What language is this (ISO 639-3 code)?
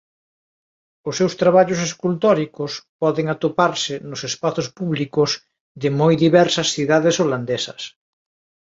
glg